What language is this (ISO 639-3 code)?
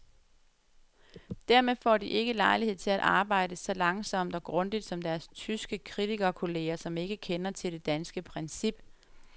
dan